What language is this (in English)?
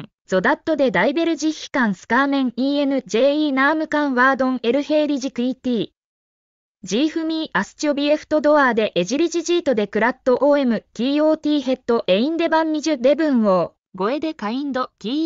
Japanese